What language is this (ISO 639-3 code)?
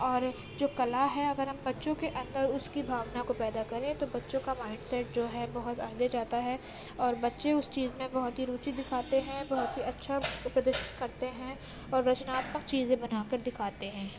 urd